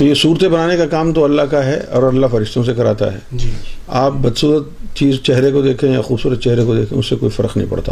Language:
Urdu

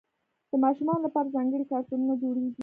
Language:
Pashto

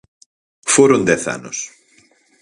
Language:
Galician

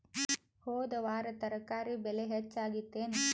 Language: Kannada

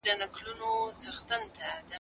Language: Pashto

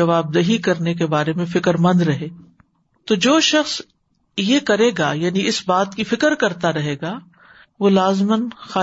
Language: Urdu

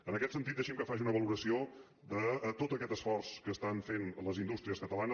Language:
Catalan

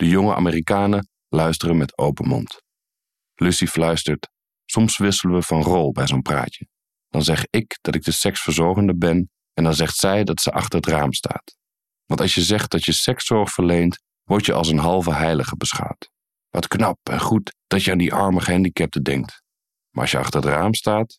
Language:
Dutch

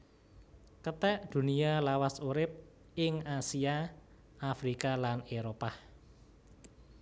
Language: Javanese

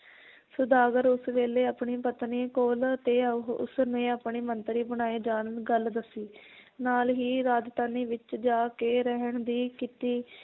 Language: Punjabi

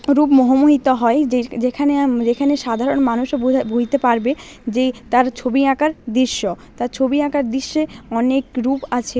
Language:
Bangla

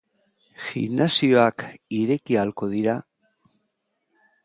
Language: Basque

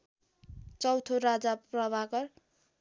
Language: Nepali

